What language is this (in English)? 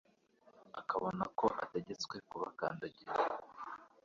Kinyarwanda